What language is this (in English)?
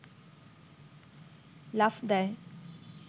Bangla